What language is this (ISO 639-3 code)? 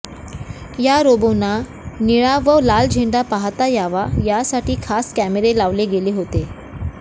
mar